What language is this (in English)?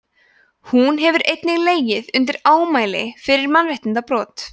Icelandic